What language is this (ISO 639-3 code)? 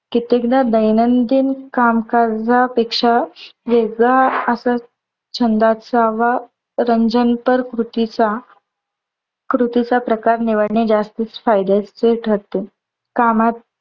mar